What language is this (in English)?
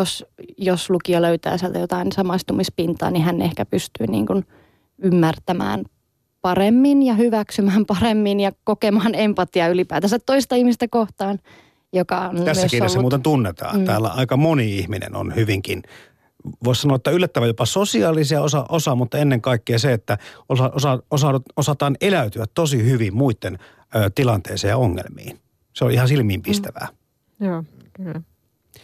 Finnish